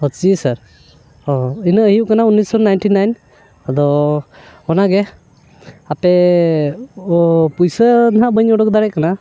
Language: Santali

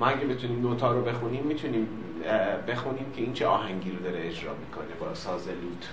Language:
Persian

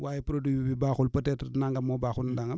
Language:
Wolof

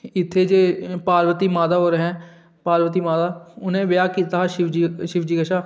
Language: Dogri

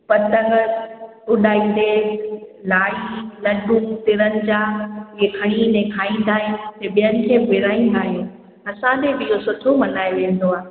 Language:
Sindhi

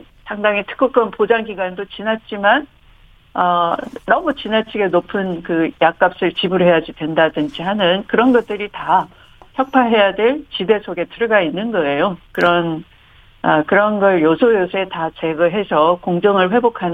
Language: Korean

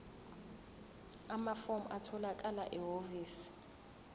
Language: Zulu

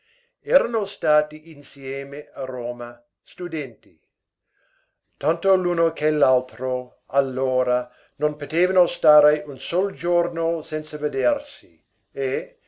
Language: Italian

